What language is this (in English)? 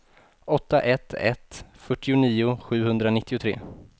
Swedish